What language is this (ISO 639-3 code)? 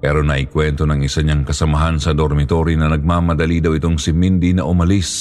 fil